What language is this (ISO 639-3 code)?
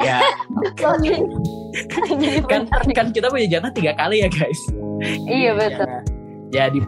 ind